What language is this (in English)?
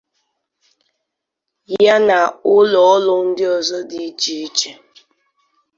Igbo